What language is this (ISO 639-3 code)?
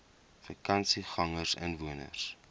afr